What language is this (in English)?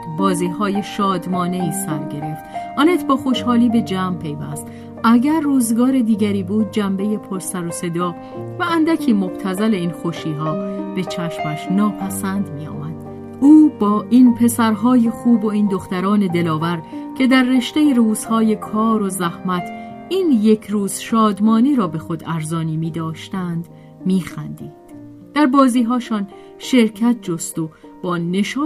Persian